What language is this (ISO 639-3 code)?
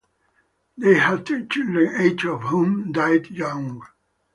eng